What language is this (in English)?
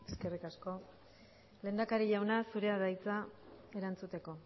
Basque